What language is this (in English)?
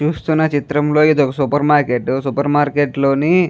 Telugu